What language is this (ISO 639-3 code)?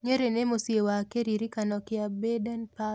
kik